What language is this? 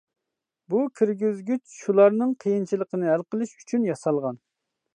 Uyghur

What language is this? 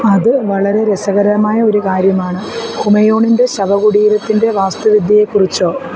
Malayalam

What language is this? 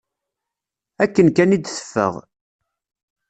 Kabyle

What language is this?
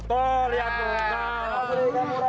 Indonesian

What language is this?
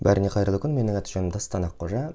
Kazakh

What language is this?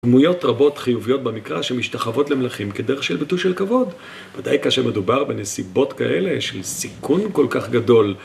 Hebrew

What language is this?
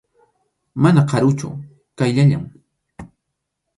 Arequipa-La Unión Quechua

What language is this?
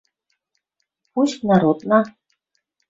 Western Mari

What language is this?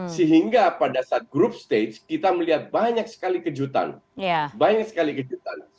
Indonesian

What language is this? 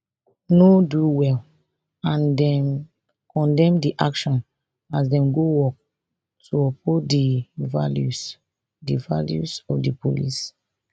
Nigerian Pidgin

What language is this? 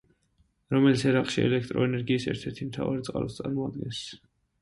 Georgian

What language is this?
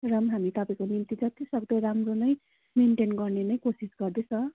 Nepali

